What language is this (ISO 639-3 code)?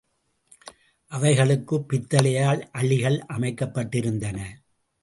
tam